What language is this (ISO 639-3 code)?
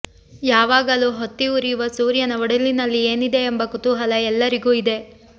kan